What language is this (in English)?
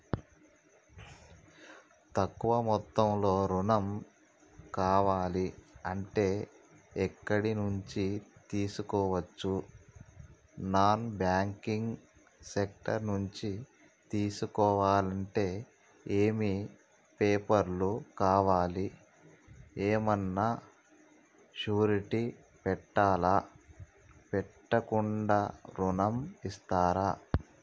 Telugu